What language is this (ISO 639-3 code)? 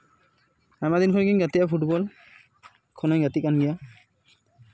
sat